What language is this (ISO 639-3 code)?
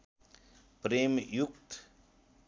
nep